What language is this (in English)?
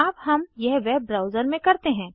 Hindi